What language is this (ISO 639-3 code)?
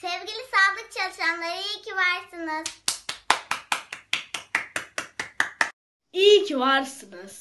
tur